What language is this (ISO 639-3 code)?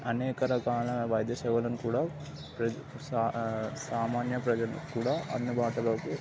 tel